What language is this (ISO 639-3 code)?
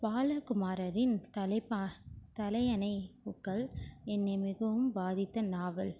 tam